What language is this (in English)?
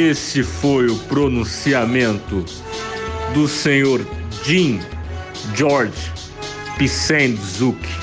Portuguese